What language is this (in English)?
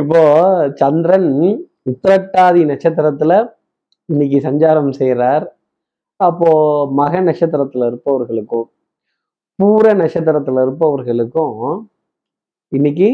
Tamil